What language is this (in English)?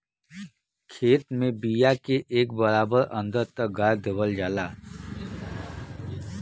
Bhojpuri